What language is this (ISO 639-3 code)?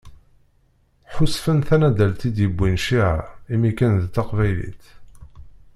kab